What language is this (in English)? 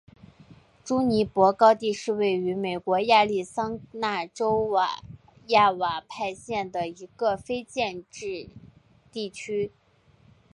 Chinese